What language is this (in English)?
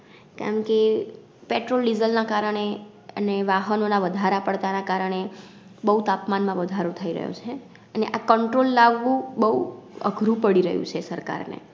Gujarati